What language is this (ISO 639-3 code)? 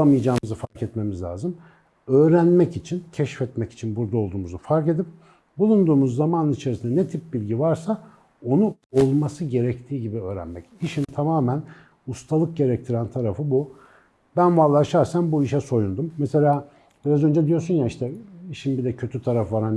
tur